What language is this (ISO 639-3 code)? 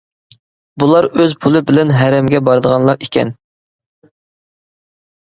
uig